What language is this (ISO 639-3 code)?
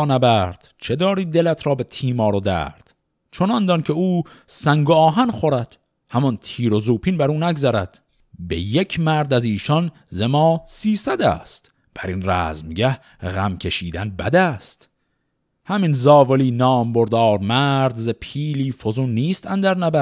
fas